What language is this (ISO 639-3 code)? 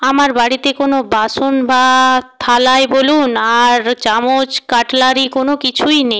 ben